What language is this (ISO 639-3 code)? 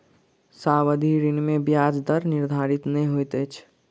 mai